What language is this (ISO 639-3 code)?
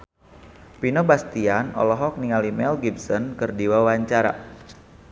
sun